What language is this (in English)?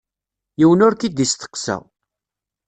Kabyle